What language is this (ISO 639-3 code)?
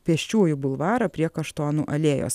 lit